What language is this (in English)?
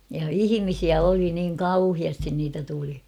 Finnish